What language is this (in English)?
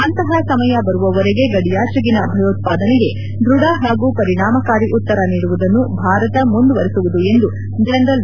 Kannada